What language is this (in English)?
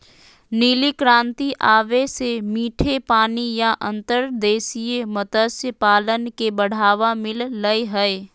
Magahi